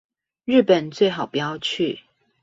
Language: Chinese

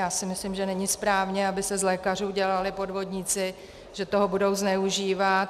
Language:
Czech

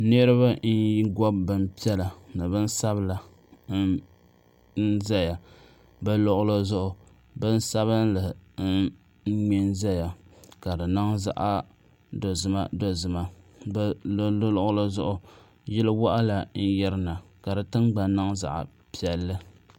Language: Dagbani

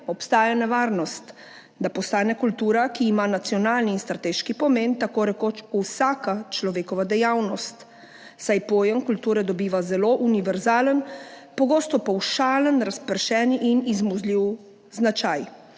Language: Slovenian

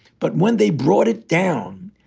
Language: English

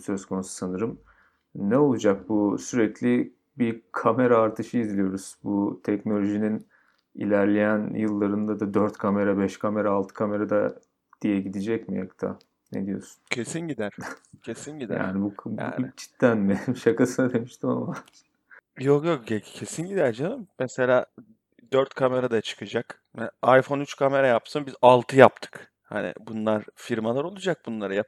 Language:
Turkish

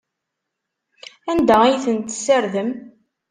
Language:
Kabyle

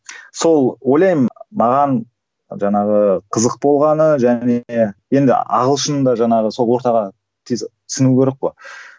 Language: Kazakh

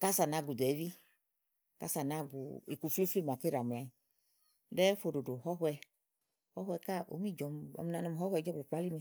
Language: Igo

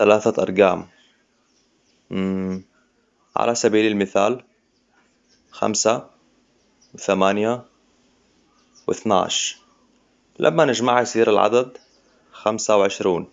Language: Hijazi Arabic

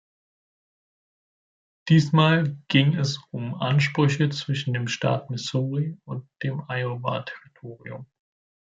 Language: German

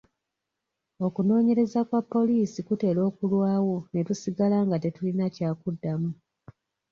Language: Ganda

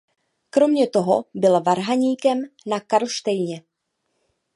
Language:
Czech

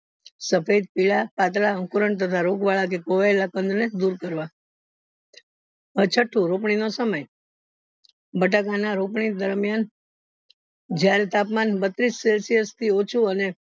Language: Gujarati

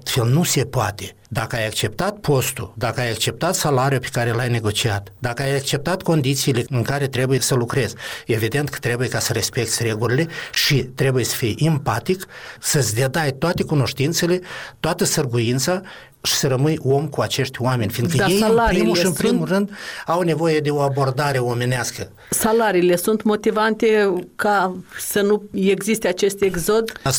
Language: Romanian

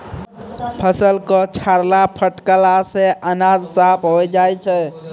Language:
Maithili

